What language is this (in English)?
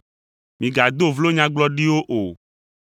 Ewe